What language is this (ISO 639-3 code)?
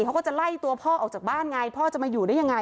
tha